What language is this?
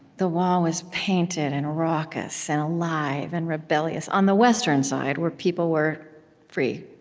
English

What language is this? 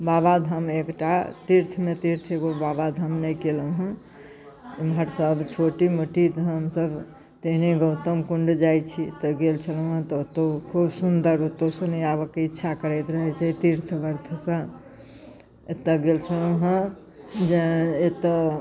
Maithili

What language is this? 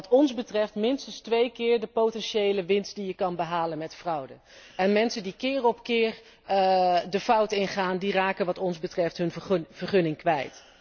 Dutch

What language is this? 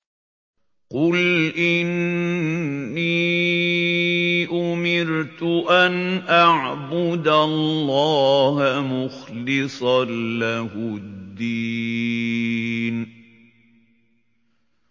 Arabic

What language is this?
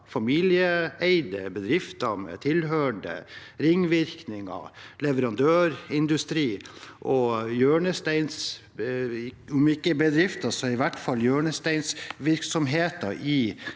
Norwegian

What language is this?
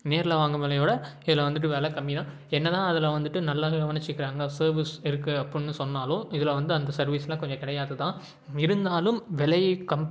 Tamil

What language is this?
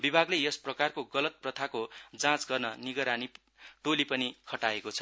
Nepali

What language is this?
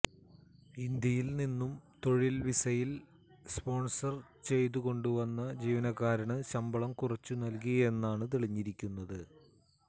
Malayalam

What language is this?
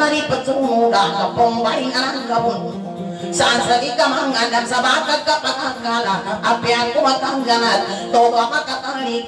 Thai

